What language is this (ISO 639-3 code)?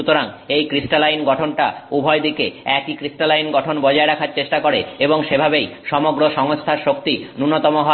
ben